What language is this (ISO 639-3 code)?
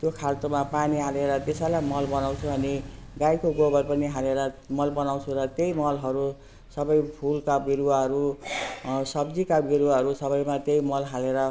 nep